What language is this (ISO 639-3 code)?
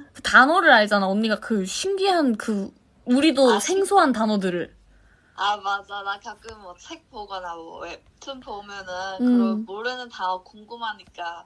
kor